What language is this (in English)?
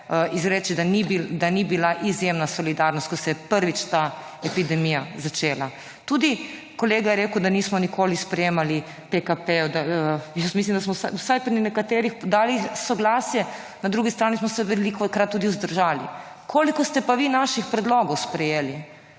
Slovenian